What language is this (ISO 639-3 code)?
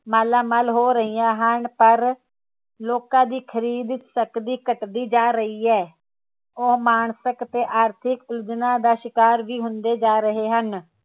pan